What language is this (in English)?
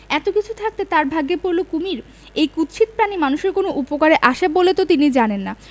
Bangla